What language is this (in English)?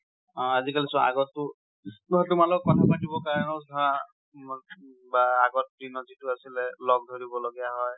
Assamese